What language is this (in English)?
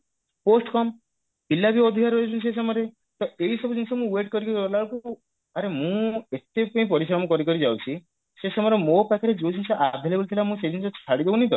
Odia